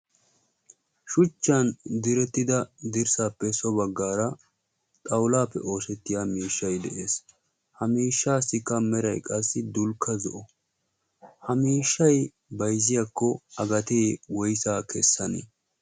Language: Wolaytta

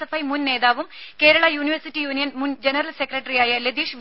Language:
Malayalam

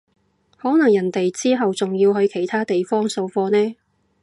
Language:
Cantonese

